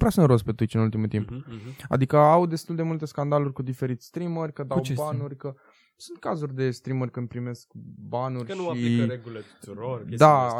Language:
Romanian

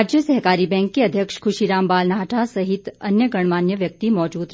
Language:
Hindi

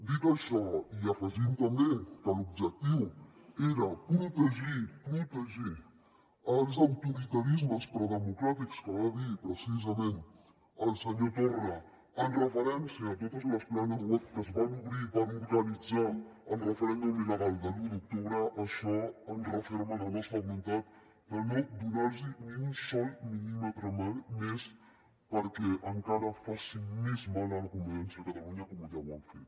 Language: Catalan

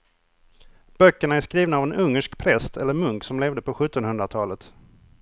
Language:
Swedish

